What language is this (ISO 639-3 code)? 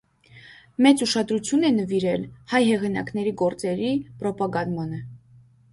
hye